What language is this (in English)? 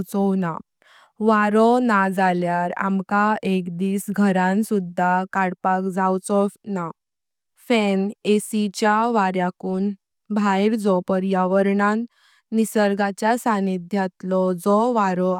Konkani